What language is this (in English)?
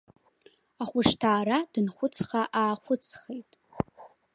Abkhazian